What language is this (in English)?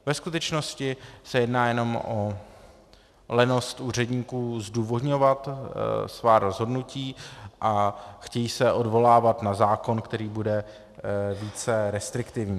Czech